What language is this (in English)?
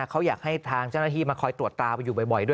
Thai